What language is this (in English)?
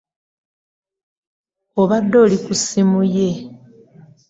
Ganda